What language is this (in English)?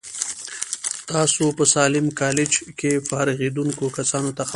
Pashto